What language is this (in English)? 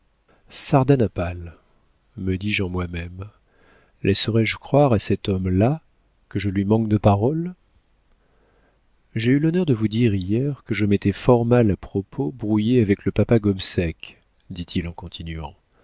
French